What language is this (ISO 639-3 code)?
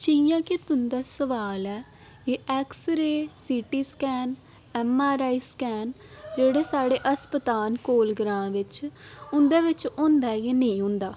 doi